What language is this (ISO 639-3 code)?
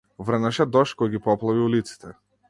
mkd